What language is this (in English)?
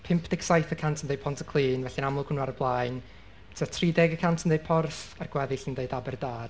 Welsh